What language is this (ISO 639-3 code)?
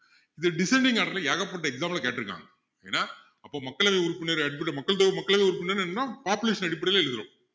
tam